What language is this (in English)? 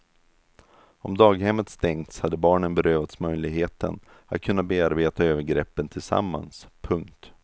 Swedish